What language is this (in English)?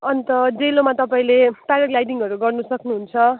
Nepali